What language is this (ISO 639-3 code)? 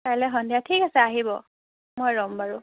asm